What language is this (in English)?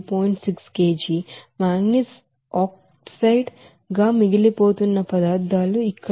Telugu